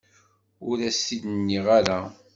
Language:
Kabyle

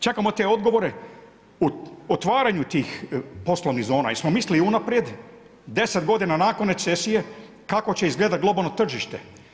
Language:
Croatian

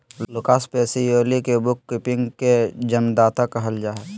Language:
Magahi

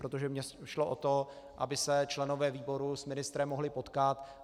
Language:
Czech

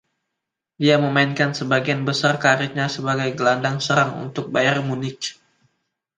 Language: Indonesian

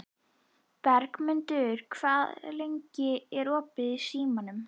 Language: Icelandic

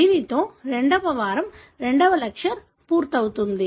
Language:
Telugu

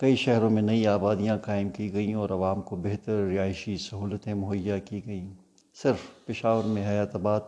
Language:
Urdu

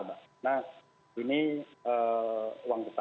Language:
Indonesian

